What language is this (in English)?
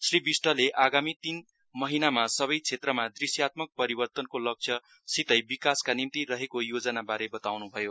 Nepali